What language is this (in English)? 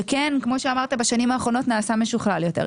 Hebrew